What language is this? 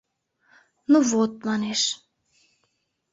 Mari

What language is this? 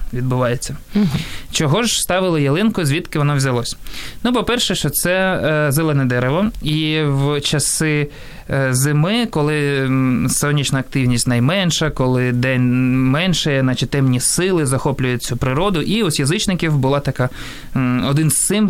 Ukrainian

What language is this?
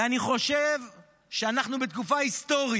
Hebrew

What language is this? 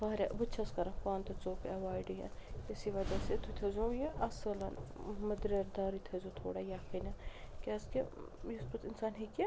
Kashmiri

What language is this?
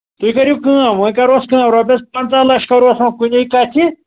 Kashmiri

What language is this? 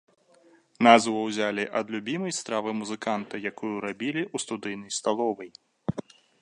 Belarusian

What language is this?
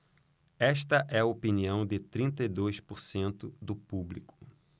Portuguese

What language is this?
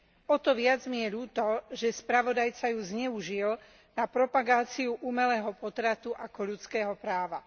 Slovak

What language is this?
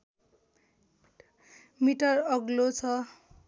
Nepali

